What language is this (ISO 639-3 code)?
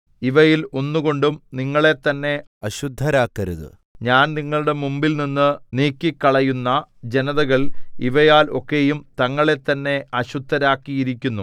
mal